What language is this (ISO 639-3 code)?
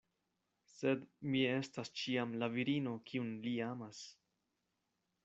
epo